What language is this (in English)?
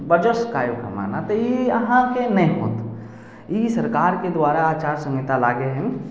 Maithili